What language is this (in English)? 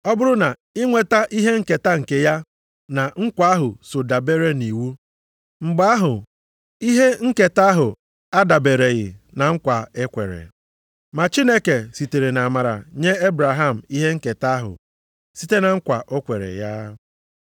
Igbo